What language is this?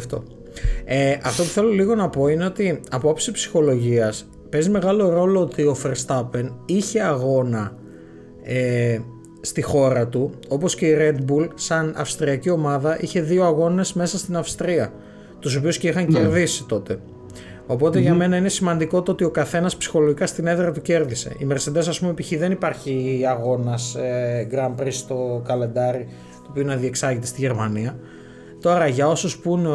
Greek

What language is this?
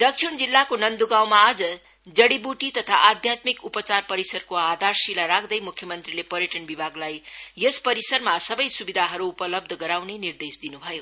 Nepali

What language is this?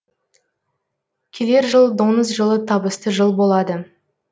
Kazakh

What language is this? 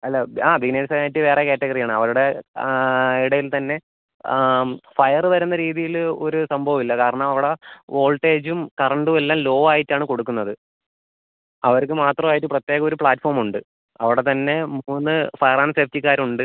Malayalam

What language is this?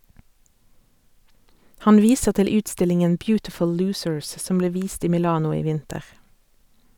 Norwegian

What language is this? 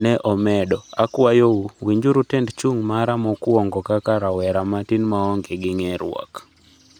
Luo (Kenya and Tanzania)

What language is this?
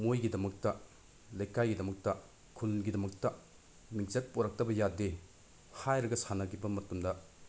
Manipuri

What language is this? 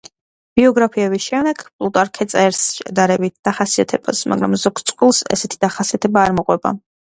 Georgian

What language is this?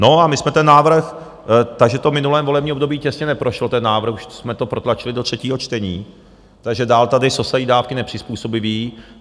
Czech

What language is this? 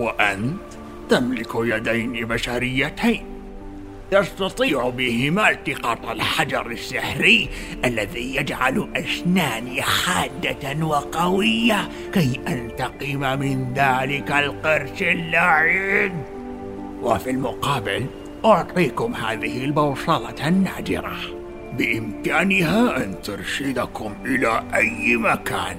Arabic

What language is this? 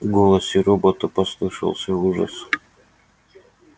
Russian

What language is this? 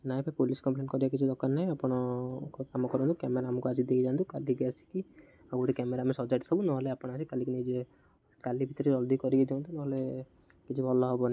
Odia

